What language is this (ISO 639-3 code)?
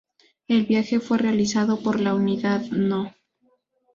spa